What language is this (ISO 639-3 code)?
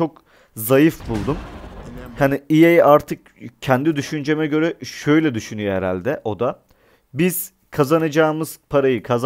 tur